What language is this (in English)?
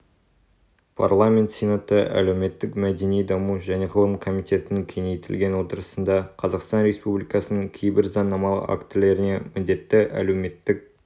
Kazakh